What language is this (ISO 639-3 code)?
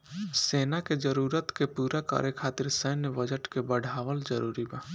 bho